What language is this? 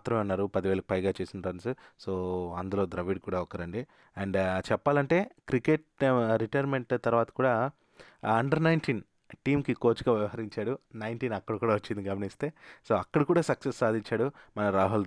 Telugu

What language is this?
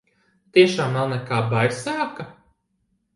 Latvian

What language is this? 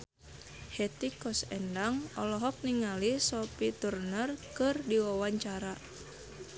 Sundanese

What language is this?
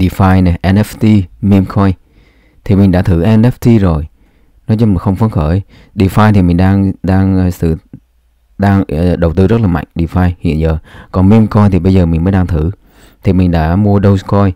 Vietnamese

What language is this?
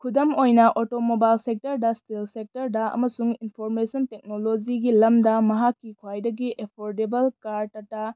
Manipuri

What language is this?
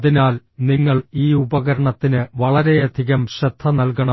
Malayalam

